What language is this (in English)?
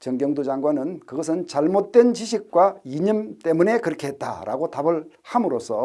Korean